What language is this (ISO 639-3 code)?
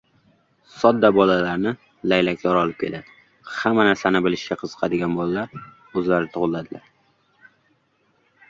uzb